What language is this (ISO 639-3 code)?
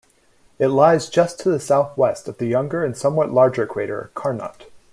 eng